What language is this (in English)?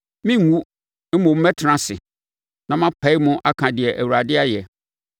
Akan